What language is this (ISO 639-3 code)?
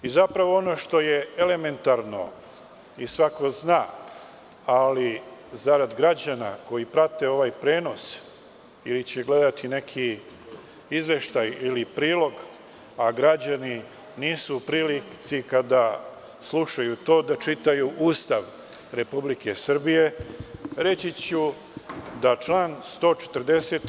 srp